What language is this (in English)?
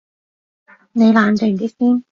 Cantonese